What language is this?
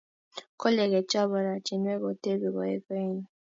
Kalenjin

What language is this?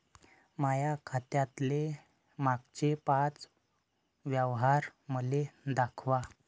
Marathi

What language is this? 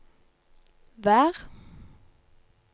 Norwegian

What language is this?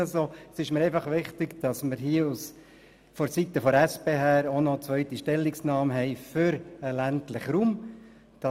Swiss German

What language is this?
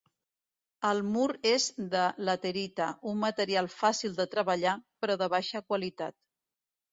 Catalan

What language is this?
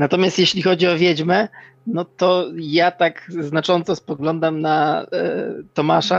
Polish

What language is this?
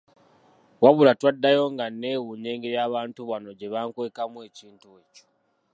Ganda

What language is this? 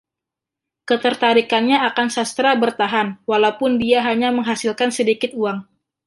Indonesian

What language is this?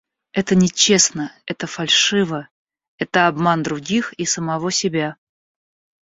Russian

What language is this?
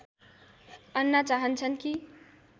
Nepali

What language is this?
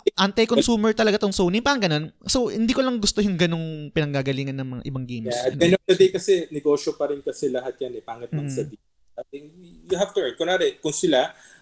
Filipino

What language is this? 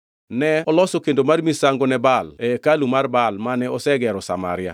Luo (Kenya and Tanzania)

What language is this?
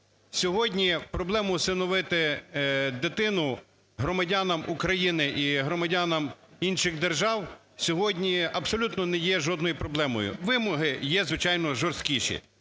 Ukrainian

